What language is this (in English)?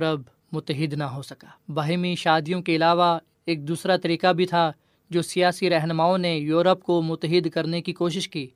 Urdu